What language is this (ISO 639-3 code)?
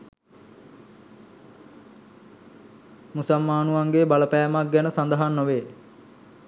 sin